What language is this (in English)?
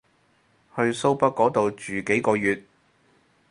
Cantonese